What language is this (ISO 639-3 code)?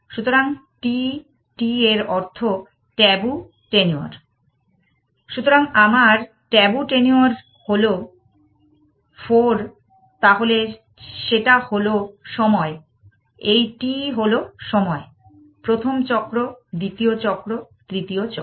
ben